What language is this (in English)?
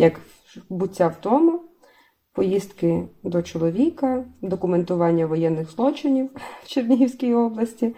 Ukrainian